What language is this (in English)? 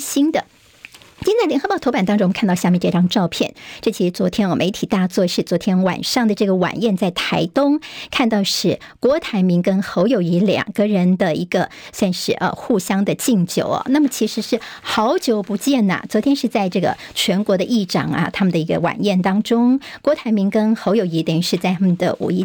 Chinese